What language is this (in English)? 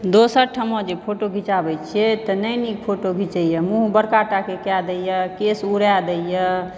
Maithili